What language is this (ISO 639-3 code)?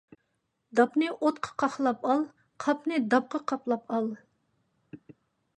uig